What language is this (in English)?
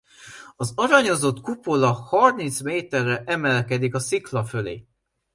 Hungarian